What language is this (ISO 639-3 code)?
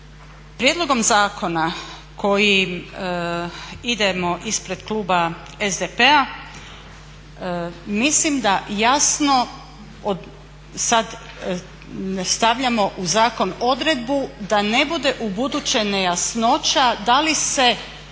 hrv